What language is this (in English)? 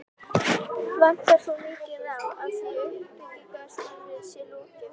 Icelandic